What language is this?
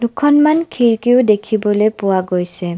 Assamese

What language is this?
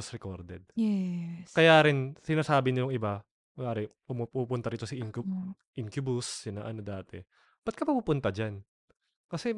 Filipino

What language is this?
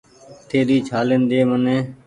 Goaria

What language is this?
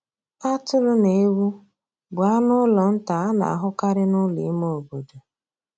Igbo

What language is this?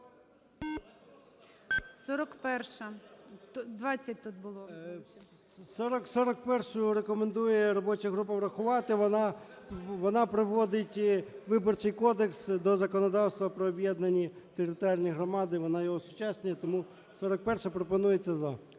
Ukrainian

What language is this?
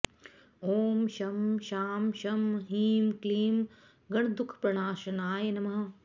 Sanskrit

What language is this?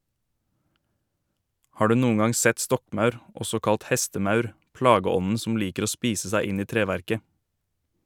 Norwegian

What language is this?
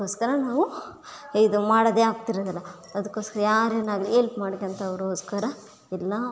Kannada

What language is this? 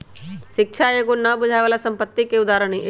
Magahi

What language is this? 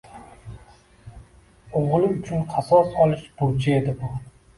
Uzbek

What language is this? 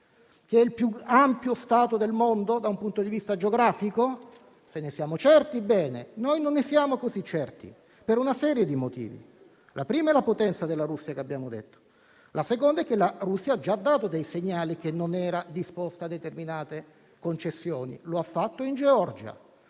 Italian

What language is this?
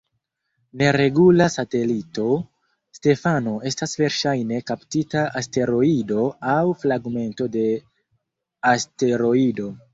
Esperanto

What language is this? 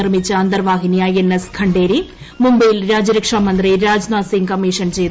Malayalam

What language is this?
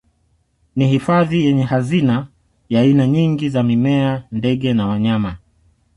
Swahili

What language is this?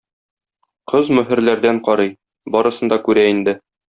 Tatar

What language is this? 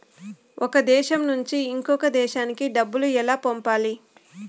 Telugu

